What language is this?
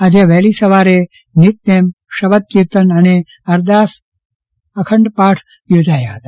Gujarati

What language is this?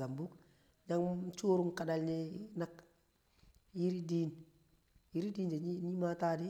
Kamo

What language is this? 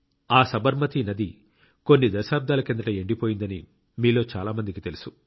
Telugu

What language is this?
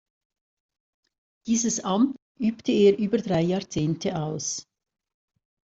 German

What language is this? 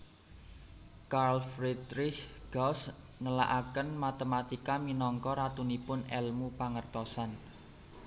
Javanese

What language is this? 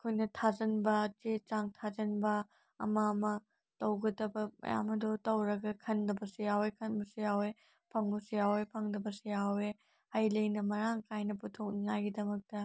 Manipuri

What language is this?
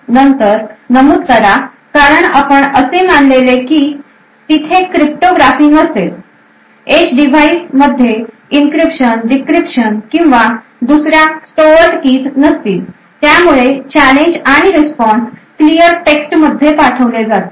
Marathi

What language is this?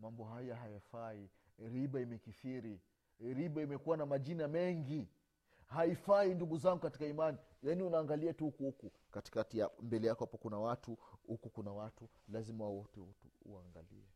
Swahili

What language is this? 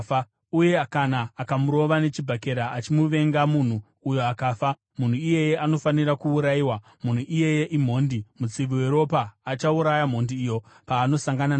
Shona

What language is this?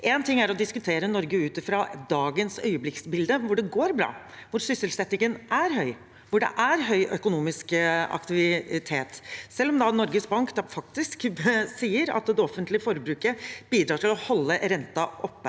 Norwegian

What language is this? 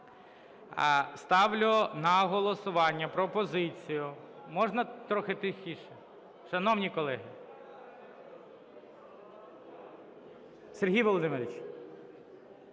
Ukrainian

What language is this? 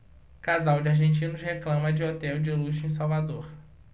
Portuguese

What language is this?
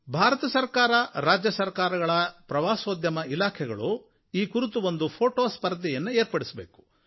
Kannada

